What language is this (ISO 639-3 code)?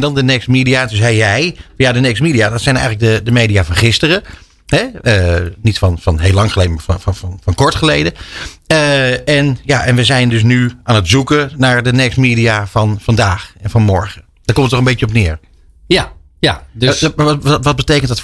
nld